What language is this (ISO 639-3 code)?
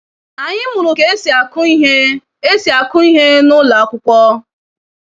ibo